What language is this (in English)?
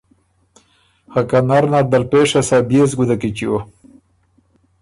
Ormuri